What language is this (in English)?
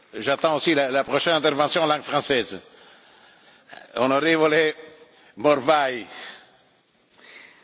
Hungarian